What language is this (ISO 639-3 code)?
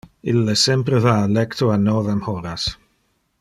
ina